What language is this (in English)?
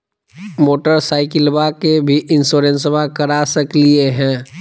Magahi